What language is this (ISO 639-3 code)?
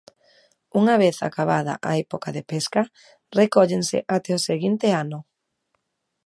glg